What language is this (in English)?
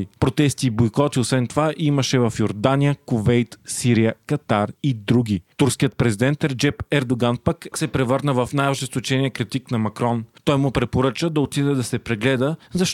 Bulgarian